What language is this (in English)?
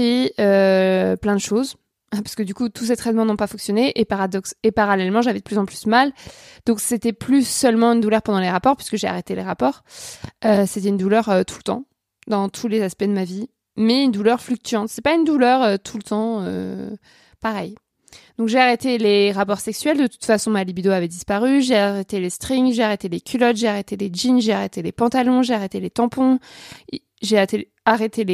French